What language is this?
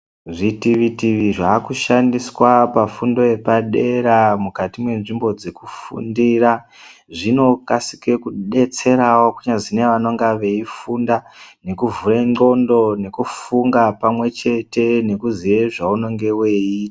Ndau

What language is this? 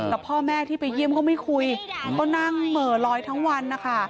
Thai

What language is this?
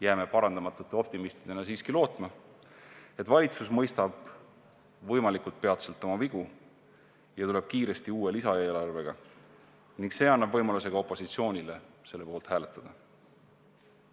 Estonian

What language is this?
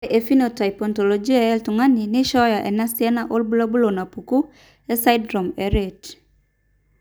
Masai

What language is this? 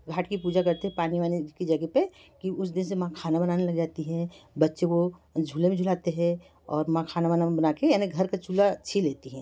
Hindi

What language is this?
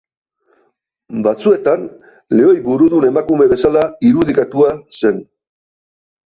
Basque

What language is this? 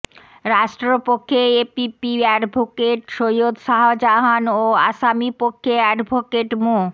Bangla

